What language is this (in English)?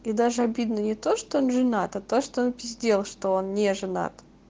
Russian